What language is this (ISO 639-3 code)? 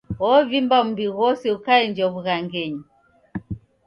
dav